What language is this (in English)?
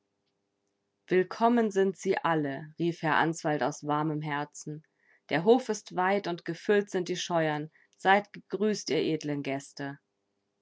German